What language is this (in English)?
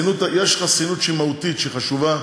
Hebrew